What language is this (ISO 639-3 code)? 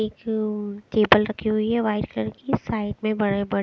hin